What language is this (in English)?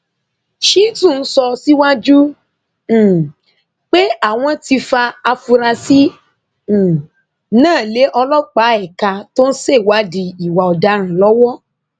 Yoruba